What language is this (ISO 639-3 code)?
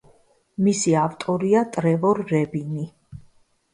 kat